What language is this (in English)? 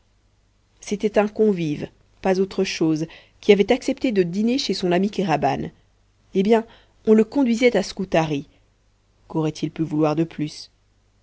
French